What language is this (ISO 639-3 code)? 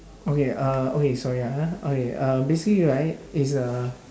eng